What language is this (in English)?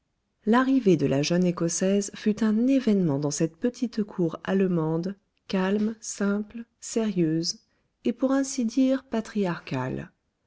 French